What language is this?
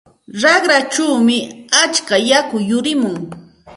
Santa Ana de Tusi Pasco Quechua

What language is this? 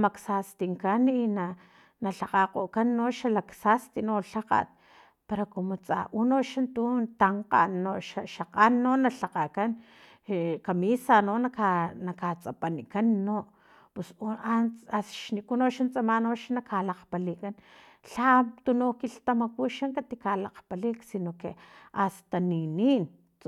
Filomena Mata-Coahuitlán Totonac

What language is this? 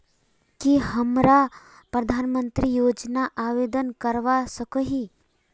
Magahi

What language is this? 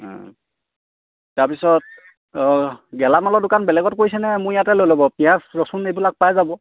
Assamese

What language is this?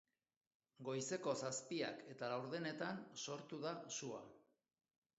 Basque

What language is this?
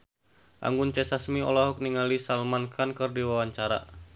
Sundanese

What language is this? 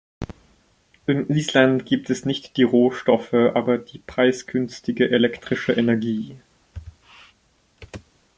German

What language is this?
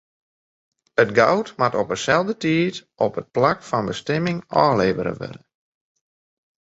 Western Frisian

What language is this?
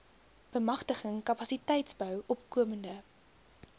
Afrikaans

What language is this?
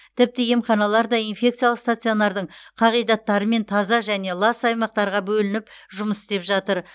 Kazakh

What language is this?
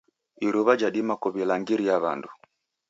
Taita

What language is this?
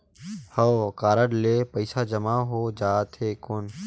Chhattisgarhi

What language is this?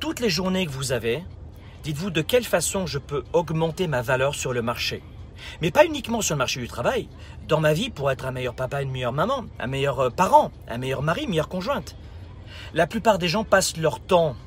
French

